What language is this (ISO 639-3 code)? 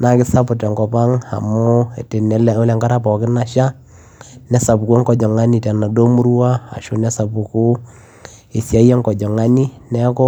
mas